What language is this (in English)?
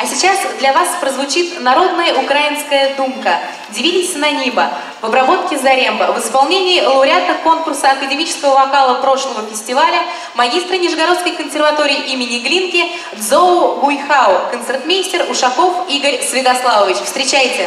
Russian